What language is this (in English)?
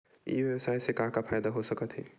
Chhattisgarhi